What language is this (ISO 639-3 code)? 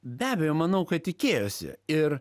lit